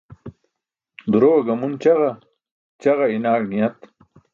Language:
Burushaski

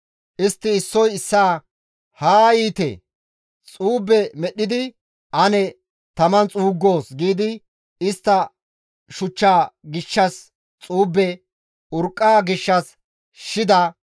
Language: Gamo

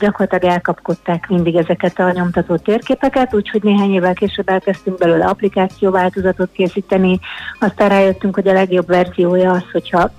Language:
Hungarian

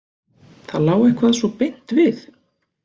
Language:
Icelandic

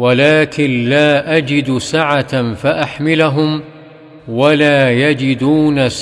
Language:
Arabic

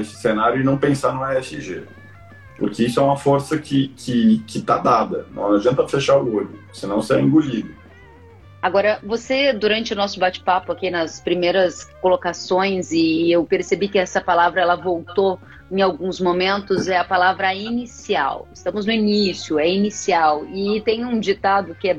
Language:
Portuguese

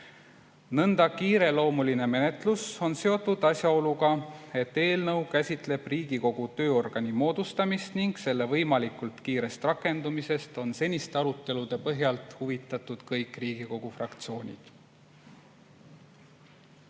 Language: Estonian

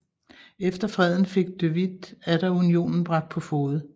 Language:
Danish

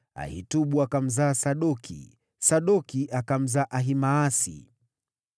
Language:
Swahili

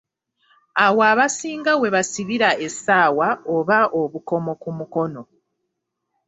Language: Ganda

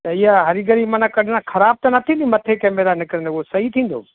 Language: Sindhi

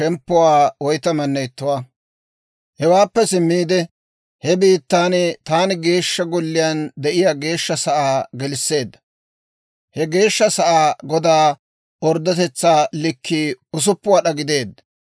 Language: Dawro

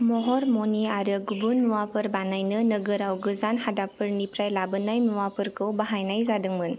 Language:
Bodo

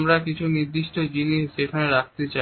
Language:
Bangla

